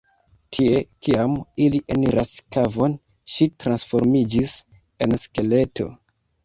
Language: Esperanto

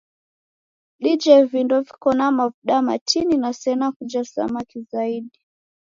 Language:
Taita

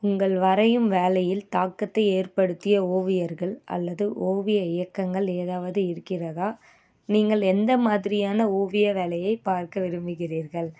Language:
Tamil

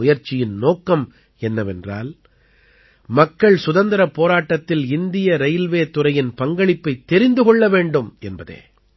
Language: Tamil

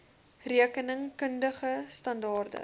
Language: Afrikaans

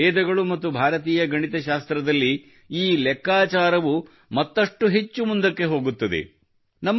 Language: Kannada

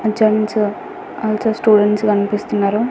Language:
Telugu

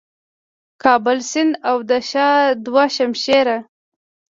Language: Pashto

